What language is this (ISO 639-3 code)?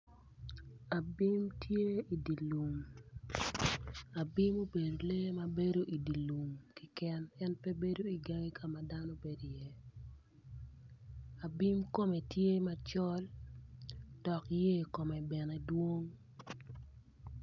ach